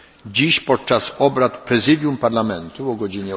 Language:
Polish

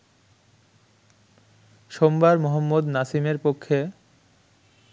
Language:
Bangla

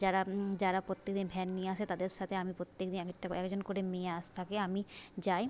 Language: Bangla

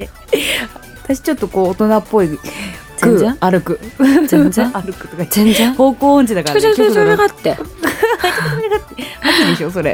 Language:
Japanese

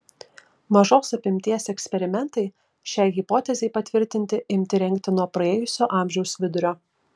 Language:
Lithuanian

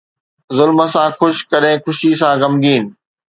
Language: Sindhi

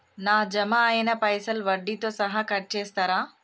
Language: Telugu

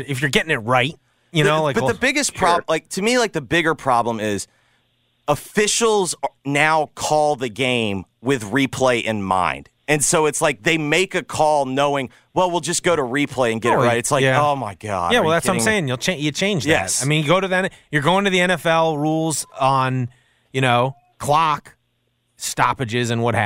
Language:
English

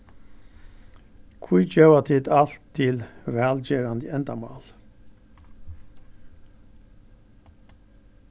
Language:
Faroese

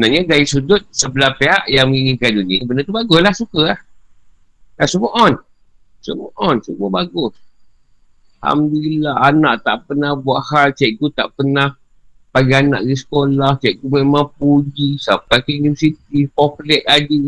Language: Malay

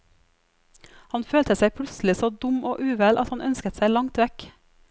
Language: Norwegian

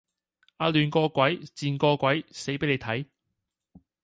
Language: Cantonese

